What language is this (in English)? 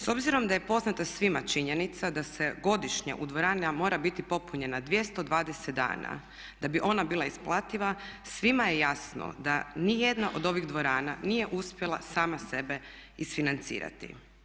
Croatian